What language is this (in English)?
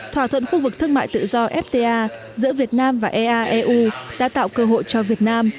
Vietnamese